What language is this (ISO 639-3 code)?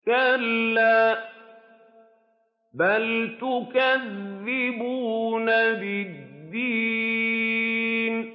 ara